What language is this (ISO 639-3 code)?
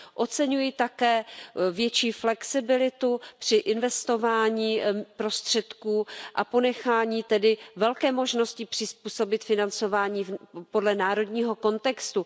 ces